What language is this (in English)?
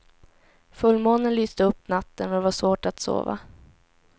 Swedish